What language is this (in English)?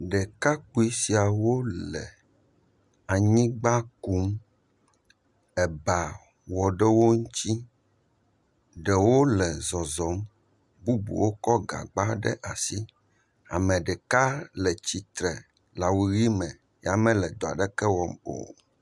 Ewe